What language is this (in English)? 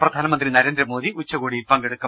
Malayalam